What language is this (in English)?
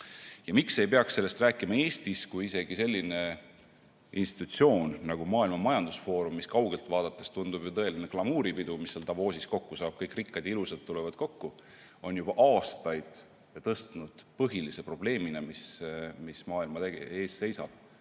Estonian